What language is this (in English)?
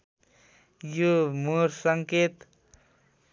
Nepali